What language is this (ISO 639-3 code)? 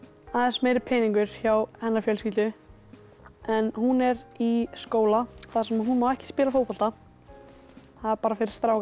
isl